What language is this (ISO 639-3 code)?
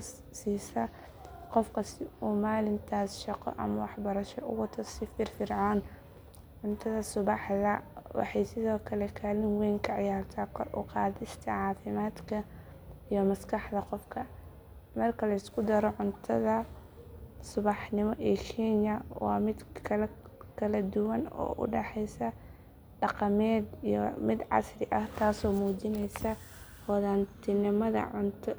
som